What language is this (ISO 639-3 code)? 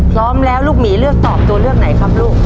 tha